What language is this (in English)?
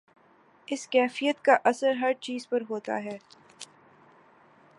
Urdu